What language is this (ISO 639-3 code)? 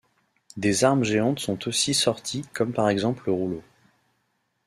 fra